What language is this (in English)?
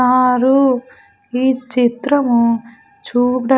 Telugu